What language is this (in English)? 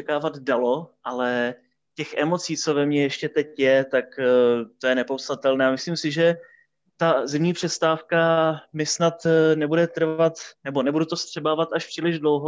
Czech